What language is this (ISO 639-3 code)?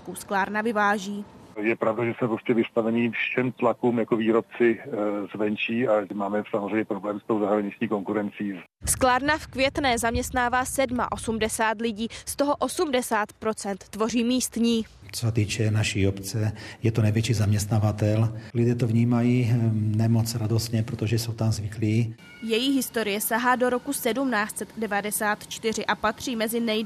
ces